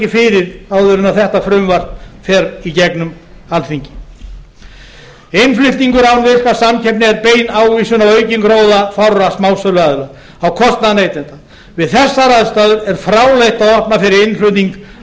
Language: Icelandic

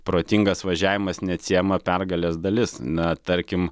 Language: Lithuanian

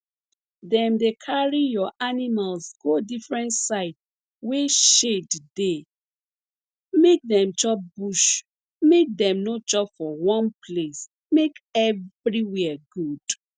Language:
Nigerian Pidgin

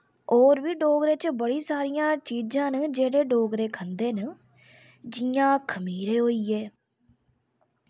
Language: Dogri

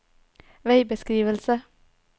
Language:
Norwegian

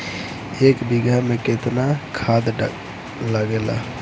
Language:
Bhojpuri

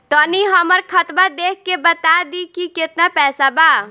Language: Bhojpuri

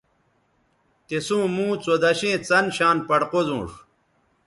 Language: Bateri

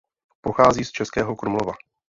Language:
Czech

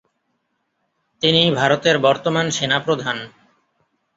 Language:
Bangla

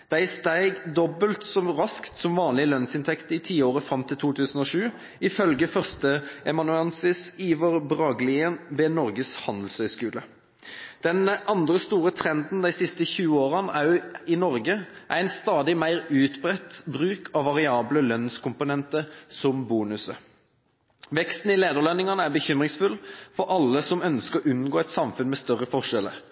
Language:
Norwegian Bokmål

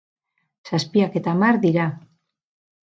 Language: Basque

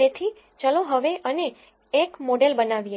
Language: Gujarati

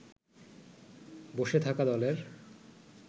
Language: Bangla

